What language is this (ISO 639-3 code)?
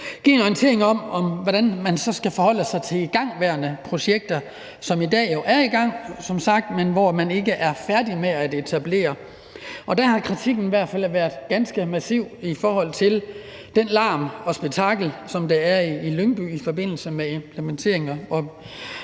dan